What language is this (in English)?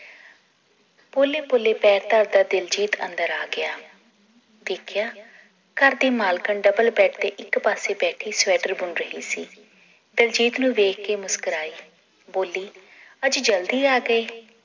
Punjabi